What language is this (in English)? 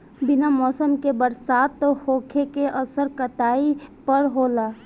Bhojpuri